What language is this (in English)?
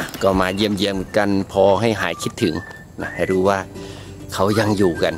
Thai